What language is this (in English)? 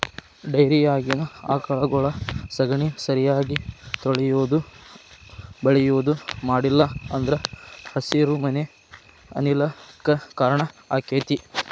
Kannada